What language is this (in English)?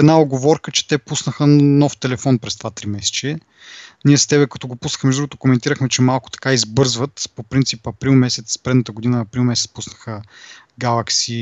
Bulgarian